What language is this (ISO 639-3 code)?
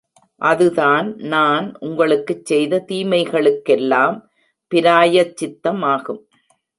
tam